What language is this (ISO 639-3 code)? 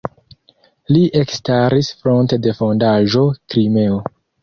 epo